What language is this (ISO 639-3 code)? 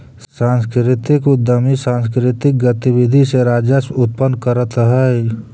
mag